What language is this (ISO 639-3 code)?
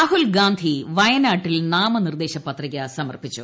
mal